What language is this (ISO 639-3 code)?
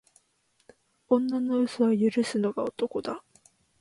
jpn